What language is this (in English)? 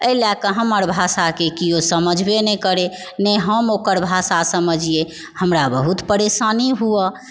Maithili